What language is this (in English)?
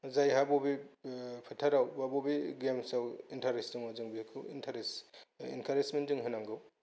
Bodo